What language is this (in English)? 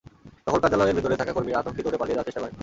Bangla